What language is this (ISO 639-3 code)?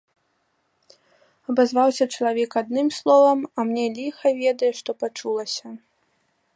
bel